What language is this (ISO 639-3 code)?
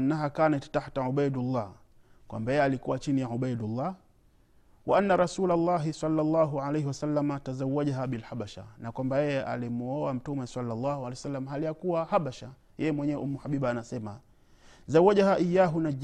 swa